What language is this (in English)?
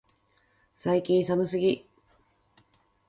Japanese